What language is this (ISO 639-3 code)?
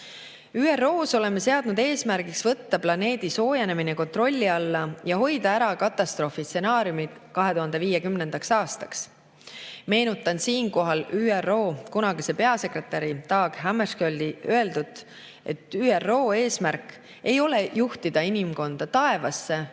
est